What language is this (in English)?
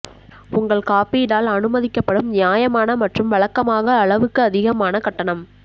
Tamil